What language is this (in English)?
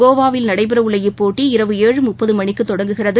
Tamil